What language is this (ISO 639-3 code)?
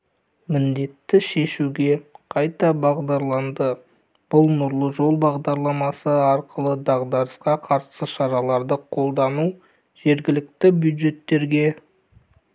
kaz